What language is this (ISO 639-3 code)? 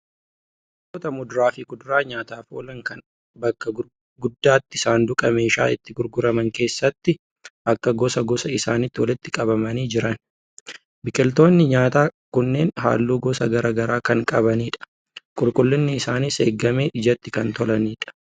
orm